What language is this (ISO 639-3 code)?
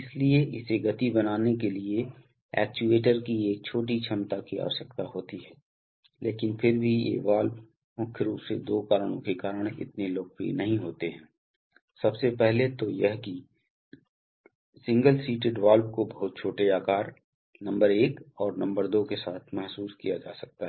hin